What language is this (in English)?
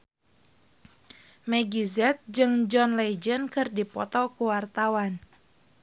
Sundanese